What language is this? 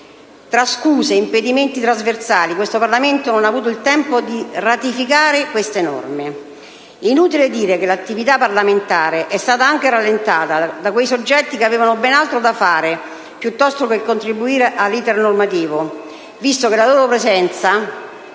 Italian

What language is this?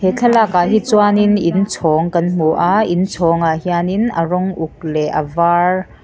Mizo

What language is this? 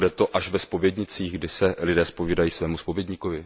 Czech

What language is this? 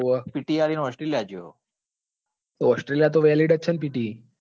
Gujarati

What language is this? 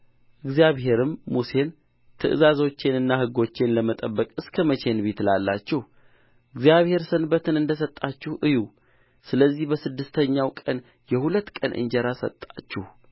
Amharic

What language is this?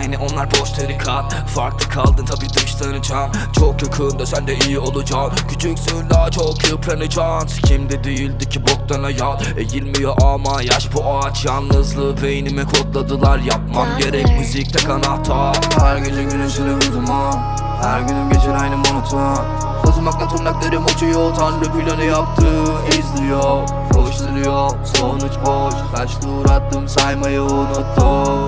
Turkish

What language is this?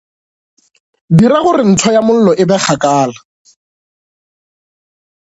Northern Sotho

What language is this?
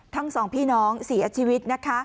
Thai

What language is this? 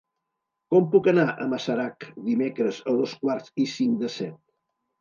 Catalan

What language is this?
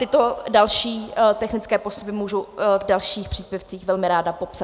Czech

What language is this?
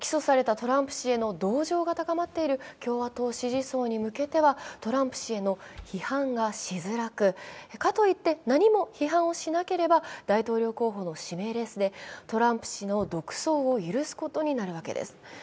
Japanese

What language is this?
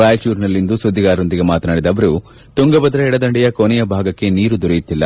Kannada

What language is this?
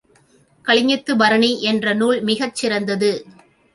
Tamil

